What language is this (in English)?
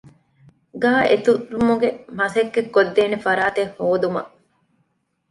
Divehi